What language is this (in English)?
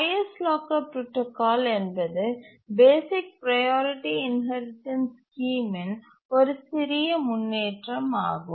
Tamil